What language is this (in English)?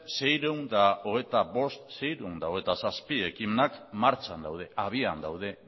Basque